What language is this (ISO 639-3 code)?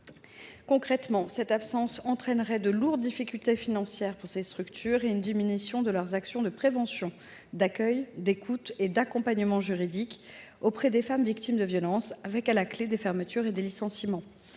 fra